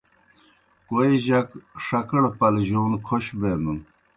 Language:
Kohistani Shina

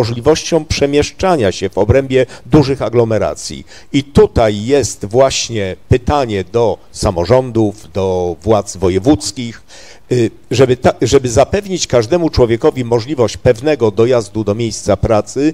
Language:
Polish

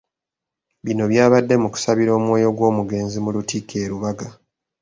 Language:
Ganda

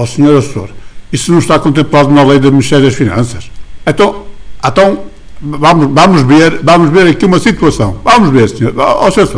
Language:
Portuguese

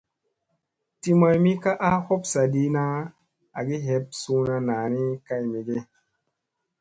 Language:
Musey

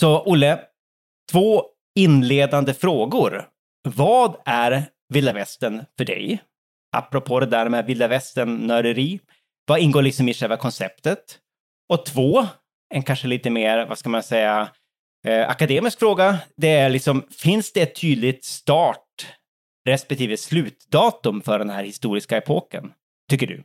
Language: Swedish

